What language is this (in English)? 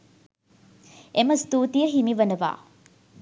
Sinhala